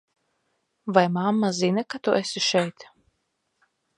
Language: Latvian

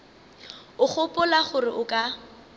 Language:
Northern Sotho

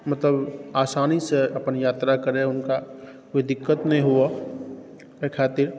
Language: Maithili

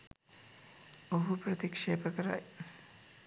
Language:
Sinhala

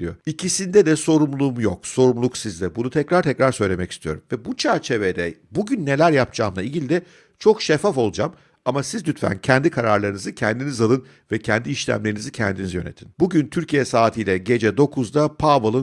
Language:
Turkish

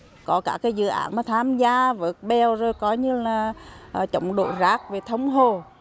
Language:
Vietnamese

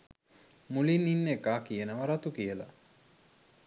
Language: Sinhala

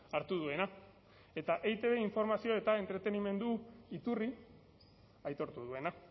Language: Basque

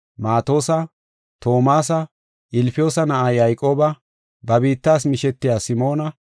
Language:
Gofa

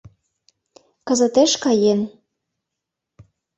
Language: Mari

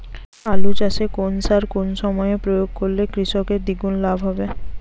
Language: Bangla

